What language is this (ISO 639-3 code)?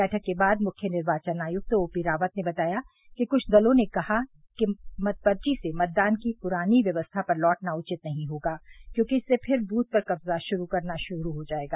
hin